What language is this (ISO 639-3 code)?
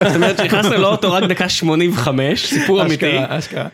heb